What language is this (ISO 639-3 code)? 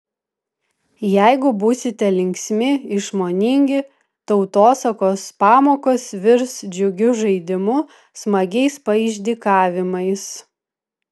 lit